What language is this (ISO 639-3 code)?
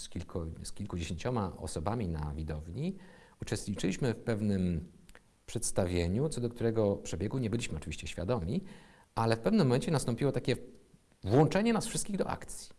pol